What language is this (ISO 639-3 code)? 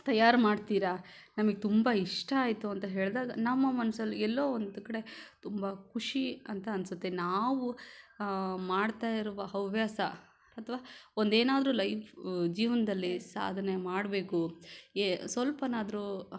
kan